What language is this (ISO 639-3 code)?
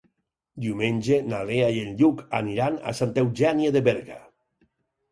cat